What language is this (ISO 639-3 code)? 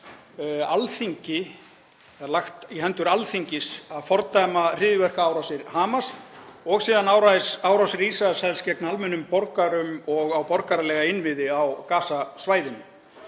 isl